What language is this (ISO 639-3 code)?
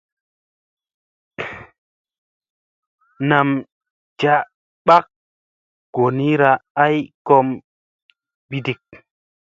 mse